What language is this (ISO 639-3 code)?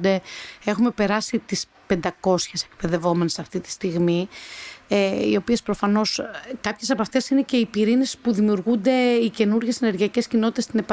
ell